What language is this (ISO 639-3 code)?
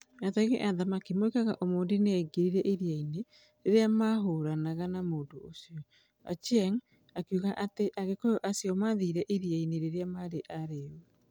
kik